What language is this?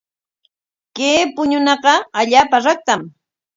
Corongo Ancash Quechua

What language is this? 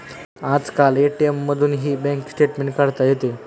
Marathi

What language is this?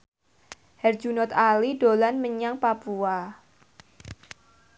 Javanese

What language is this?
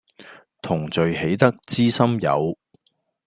Cantonese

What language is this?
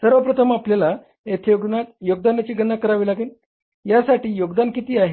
Marathi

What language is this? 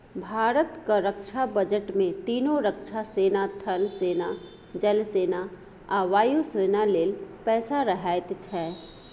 Maithili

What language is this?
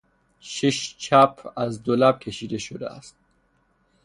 Persian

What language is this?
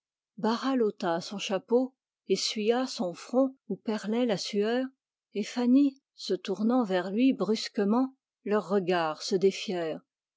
French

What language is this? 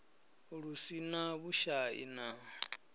Venda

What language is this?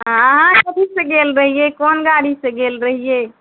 Maithili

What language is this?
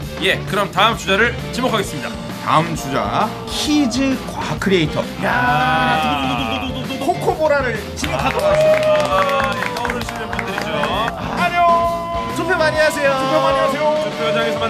Korean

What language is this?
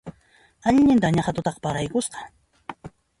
Puno Quechua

